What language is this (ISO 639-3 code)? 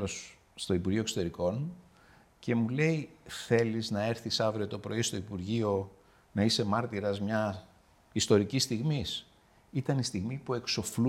ell